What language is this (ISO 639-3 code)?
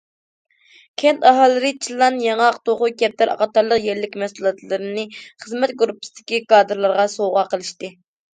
uig